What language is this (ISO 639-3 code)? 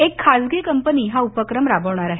mar